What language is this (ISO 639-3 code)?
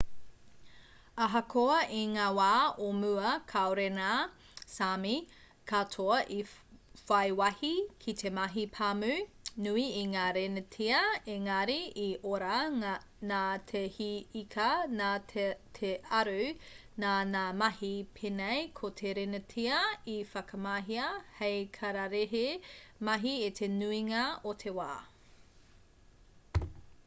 mri